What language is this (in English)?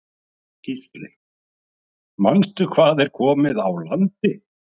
Icelandic